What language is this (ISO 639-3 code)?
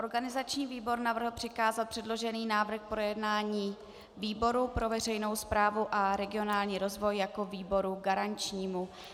ces